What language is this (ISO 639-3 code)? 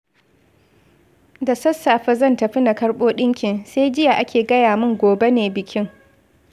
hau